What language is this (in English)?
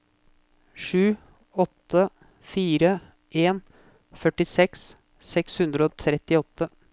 Norwegian